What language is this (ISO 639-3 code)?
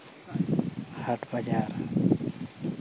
sat